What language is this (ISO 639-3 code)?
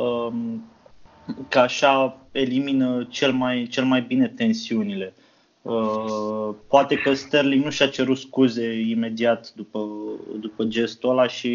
ron